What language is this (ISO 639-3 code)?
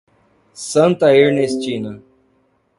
por